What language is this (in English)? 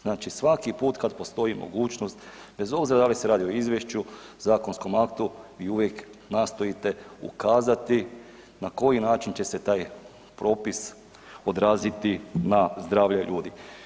Croatian